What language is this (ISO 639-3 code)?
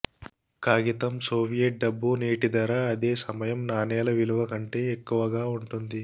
tel